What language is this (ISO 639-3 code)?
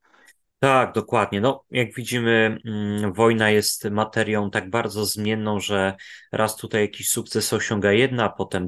pol